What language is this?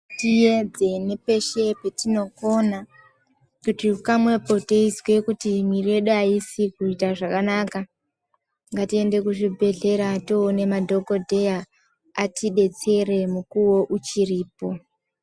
Ndau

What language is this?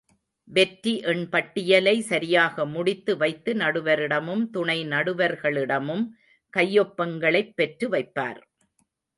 Tamil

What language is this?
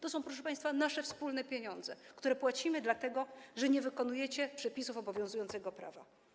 Polish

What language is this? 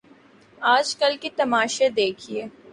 Urdu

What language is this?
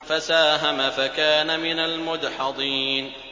Arabic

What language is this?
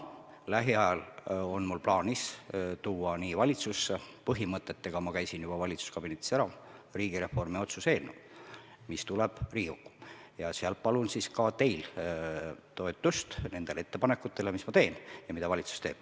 Estonian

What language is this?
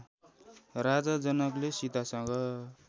Nepali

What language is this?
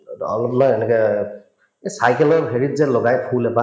Assamese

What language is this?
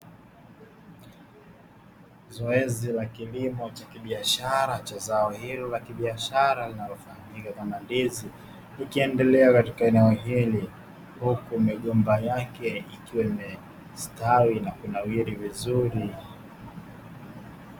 Swahili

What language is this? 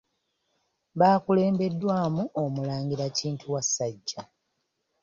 Ganda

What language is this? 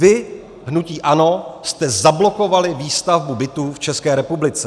Czech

